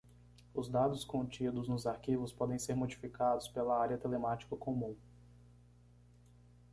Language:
Portuguese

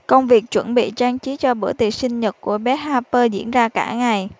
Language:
Vietnamese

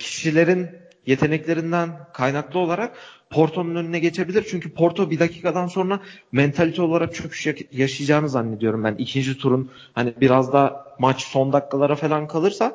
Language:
Turkish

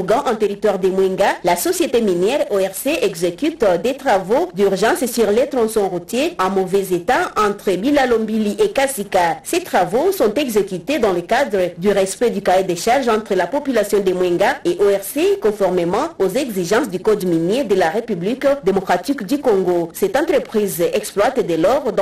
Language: French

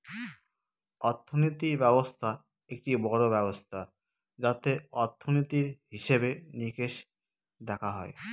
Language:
Bangla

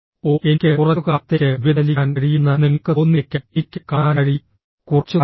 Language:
Malayalam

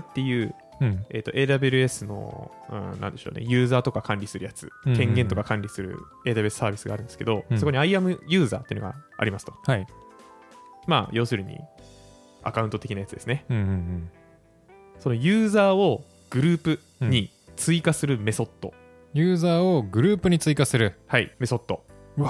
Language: Japanese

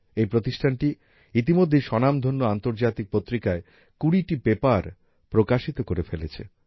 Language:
Bangla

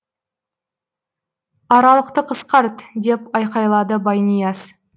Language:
Kazakh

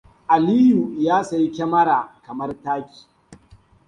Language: Hausa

